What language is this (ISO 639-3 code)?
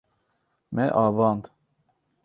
kur